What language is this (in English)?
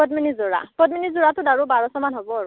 Assamese